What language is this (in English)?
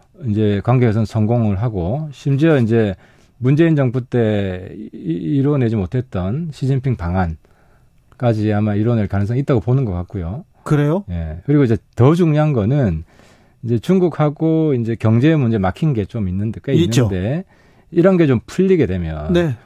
Korean